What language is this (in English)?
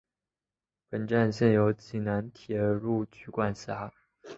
Chinese